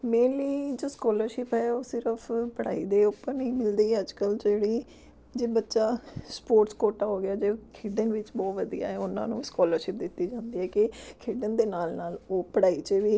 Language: Punjabi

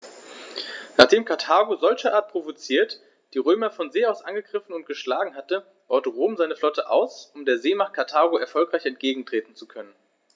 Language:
German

